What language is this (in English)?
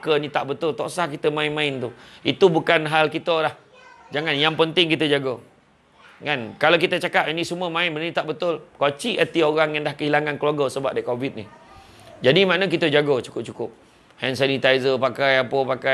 Malay